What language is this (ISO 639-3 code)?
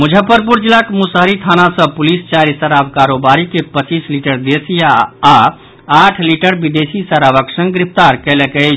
mai